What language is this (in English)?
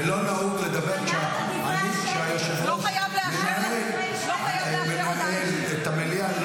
Hebrew